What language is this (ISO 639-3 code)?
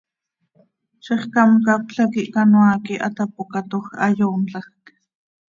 sei